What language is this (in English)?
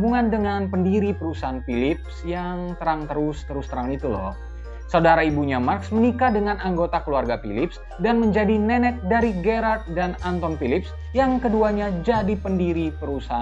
Indonesian